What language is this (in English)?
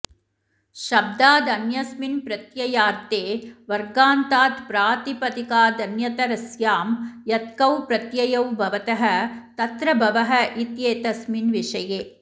Sanskrit